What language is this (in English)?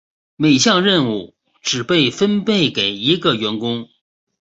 Chinese